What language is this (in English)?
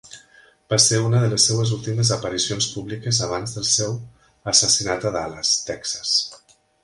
Catalan